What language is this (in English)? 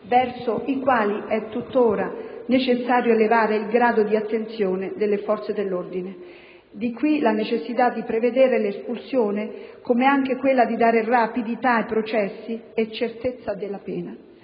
Italian